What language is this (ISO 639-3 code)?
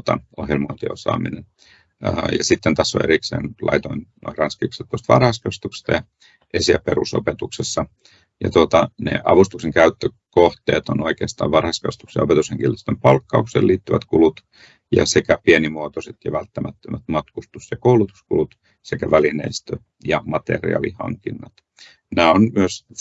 fin